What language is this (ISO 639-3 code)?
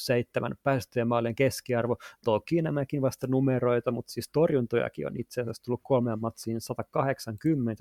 fin